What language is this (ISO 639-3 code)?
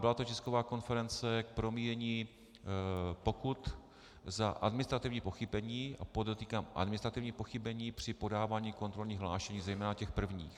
ces